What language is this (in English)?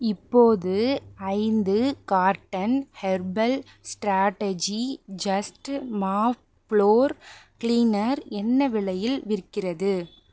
Tamil